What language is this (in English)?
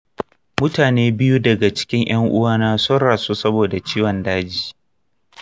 Hausa